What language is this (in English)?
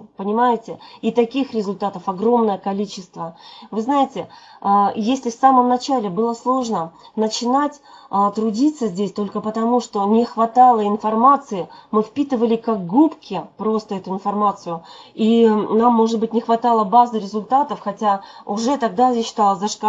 Russian